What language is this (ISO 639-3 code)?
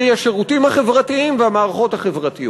heb